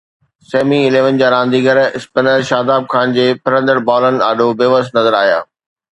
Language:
Sindhi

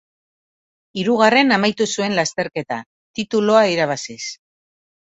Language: Basque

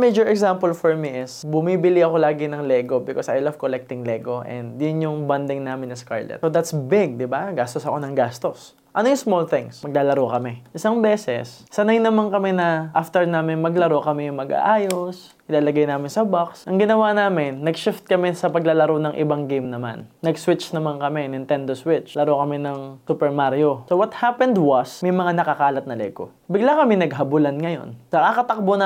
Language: Filipino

